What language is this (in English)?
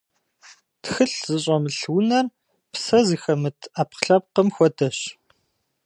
Kabardian